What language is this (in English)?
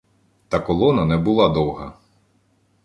Ukrainian